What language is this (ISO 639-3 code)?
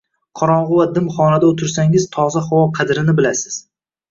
uzb